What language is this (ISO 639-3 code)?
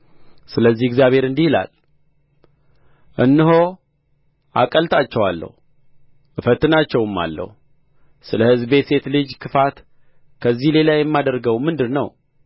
amh